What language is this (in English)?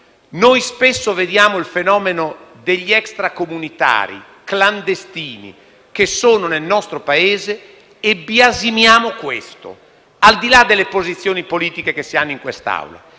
Italian